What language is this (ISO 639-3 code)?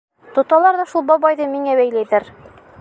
bak